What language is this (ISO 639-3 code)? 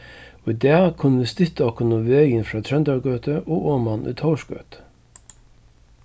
fao